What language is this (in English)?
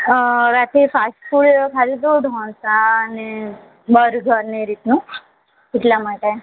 Gujarati